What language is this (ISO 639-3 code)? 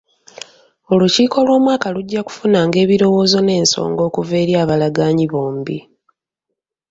lug